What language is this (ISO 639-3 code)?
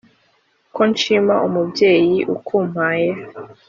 kin